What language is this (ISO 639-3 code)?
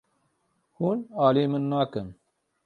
kur